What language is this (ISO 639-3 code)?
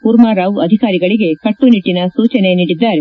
kan